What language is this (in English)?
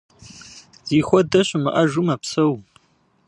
Kabardian